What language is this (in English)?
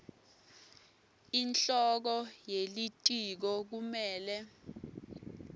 Swati